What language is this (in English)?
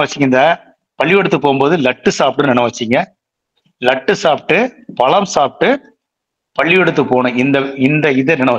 Tamil